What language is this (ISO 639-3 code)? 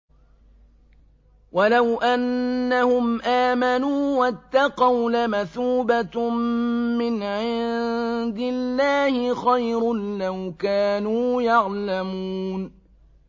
ara